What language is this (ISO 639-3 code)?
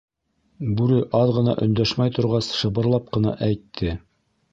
bak